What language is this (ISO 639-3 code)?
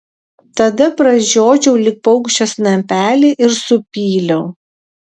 lit